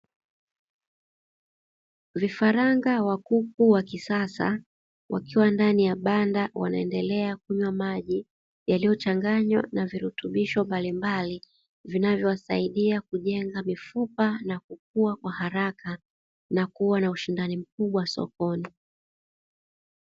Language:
Swahili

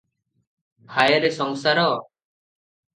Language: Odia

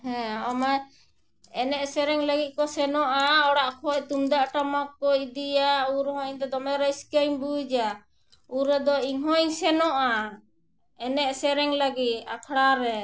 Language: Santali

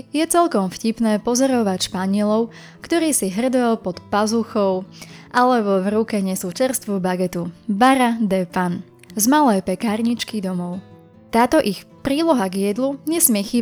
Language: Slovak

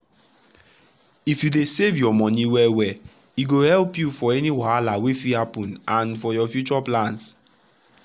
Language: Nigerian Pidgin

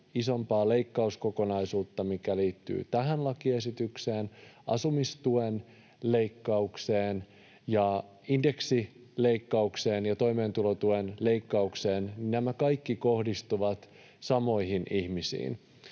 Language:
Finnish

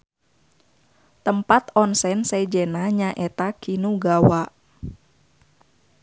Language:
Sundanese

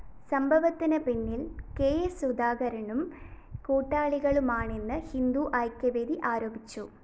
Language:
Malayalam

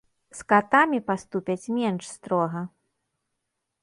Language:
Belarusian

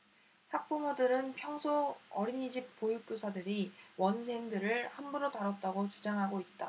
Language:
Korean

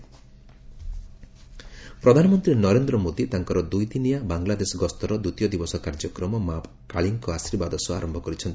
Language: Odia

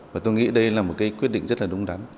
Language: Vietnamese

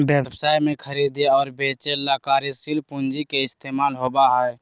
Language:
Magahi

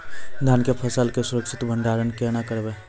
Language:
Maithili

